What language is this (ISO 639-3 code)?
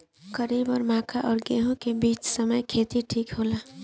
bho